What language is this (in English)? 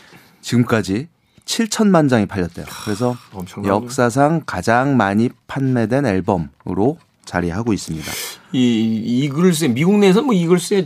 Korean